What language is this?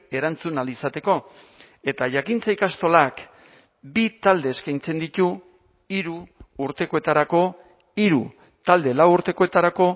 Basque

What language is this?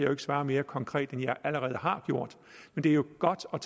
Danish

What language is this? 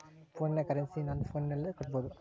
Kannada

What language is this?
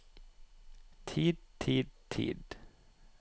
Norwegian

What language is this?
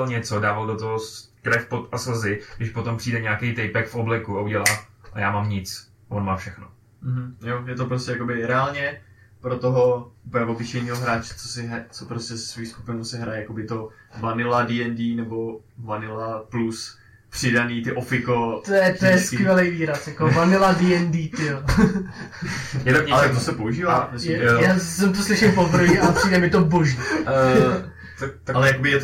Czech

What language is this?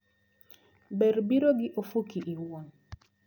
Luo (Kenya and Tanzania)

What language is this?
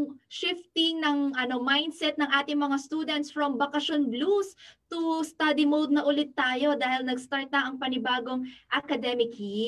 Filipino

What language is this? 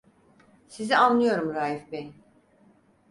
Turkish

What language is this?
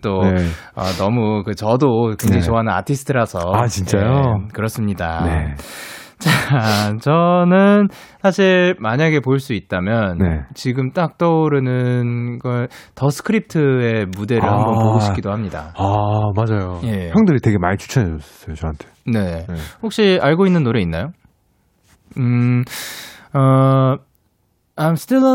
Korean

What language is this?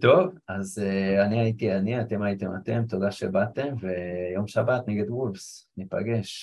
Hebrew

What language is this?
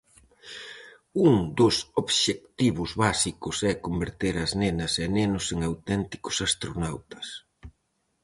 Galician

